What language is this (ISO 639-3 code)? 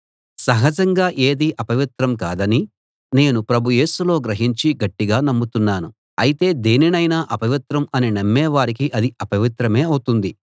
tel